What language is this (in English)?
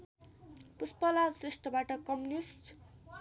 Nepali